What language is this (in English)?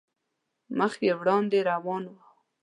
Pashto